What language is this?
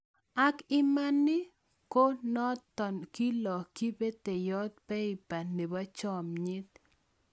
Kalenjin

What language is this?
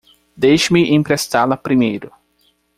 Portuguese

